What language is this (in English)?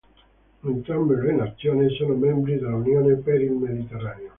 Italian